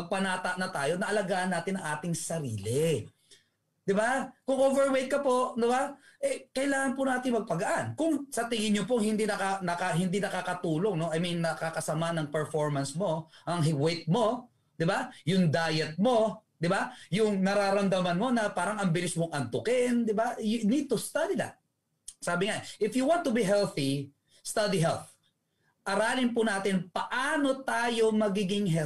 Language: Filipino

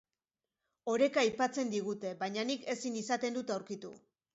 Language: Basque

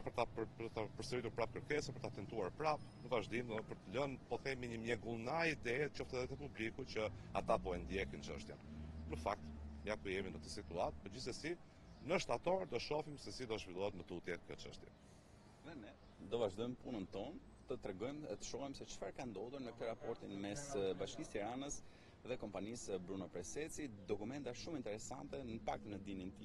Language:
Romanian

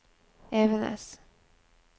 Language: Norwegian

